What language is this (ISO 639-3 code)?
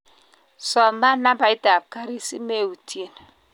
kln